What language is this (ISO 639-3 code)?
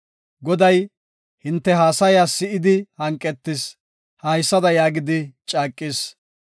gof